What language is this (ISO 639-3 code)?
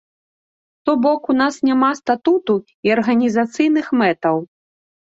bel